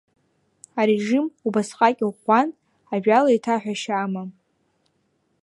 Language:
Abkhazian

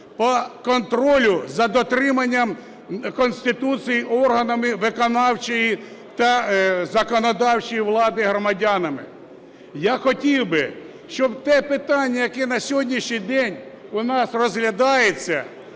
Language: Ukrainian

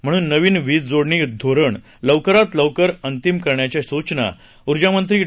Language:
Marathi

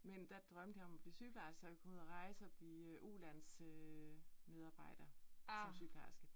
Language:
Danish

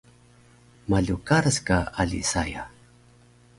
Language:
Taroko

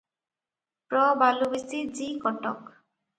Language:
Odia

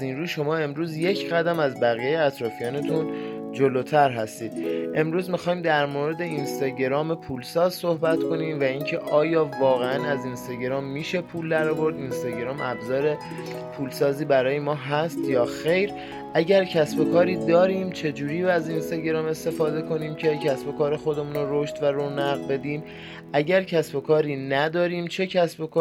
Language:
Persian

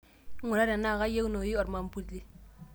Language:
Masai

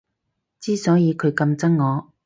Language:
Cantonese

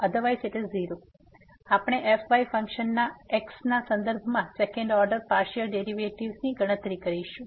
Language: Gujarati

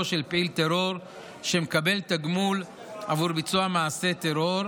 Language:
Hebrew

